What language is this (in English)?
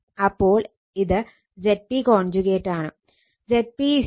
Malayalam